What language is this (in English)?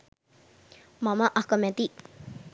Sinhala